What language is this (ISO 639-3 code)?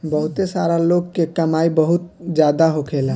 bho